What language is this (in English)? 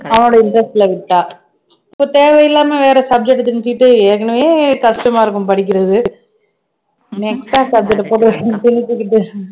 Tamil